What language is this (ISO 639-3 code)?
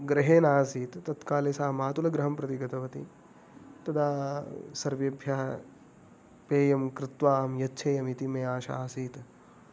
san